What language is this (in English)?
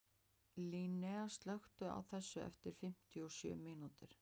Icelandic